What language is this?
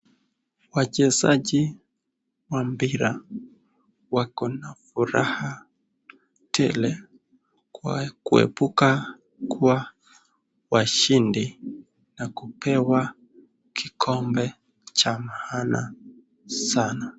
Swahili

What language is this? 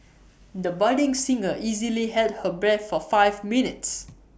English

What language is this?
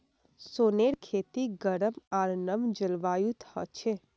Magahi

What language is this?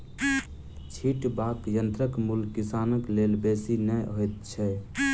Maithili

